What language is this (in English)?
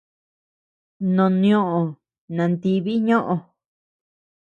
Tepeuxila Cuicatec